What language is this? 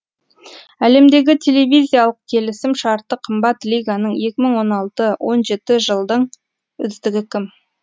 Kazakh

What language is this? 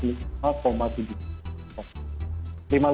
Indonesian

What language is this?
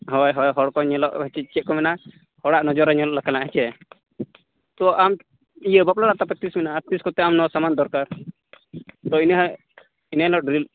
Santali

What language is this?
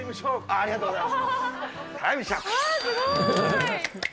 Japanese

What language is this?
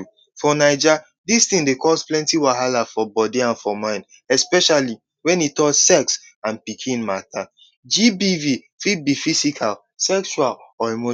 Nigerian Pidgin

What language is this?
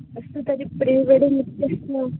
Sanskrit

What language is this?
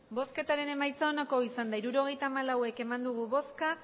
Basque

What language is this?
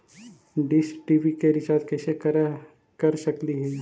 Magahi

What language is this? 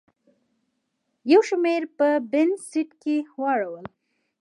Pashto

